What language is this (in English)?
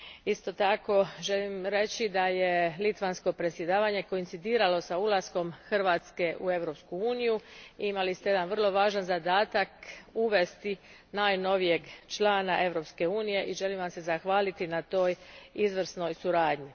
Croatian